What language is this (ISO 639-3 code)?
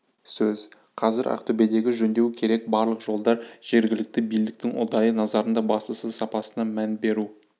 kaz